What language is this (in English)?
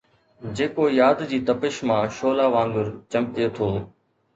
Sindhi